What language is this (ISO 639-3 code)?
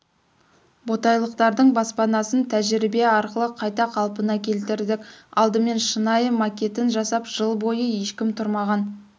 kaz